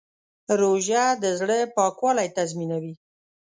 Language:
Pashto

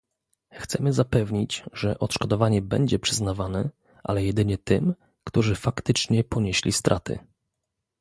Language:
Polish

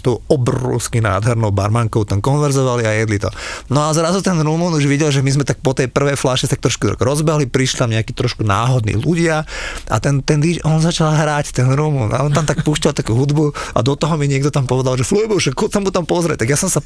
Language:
Slovak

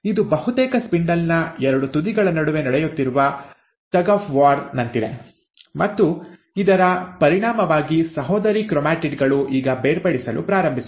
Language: Kannada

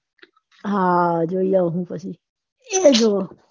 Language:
Gujarati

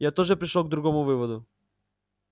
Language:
Russian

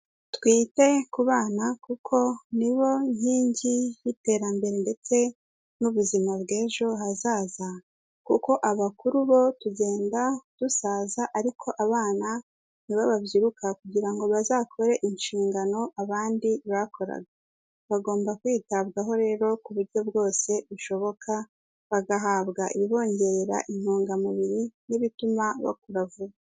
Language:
Kinyarwanda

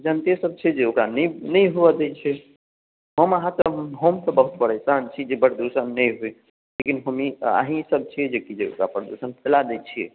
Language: Maithili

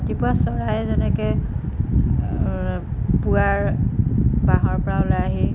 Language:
Assamese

